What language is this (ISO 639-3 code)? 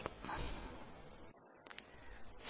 tel